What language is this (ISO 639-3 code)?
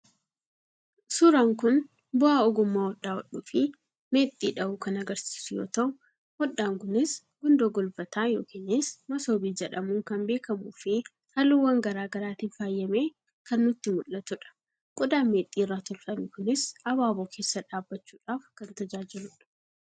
orm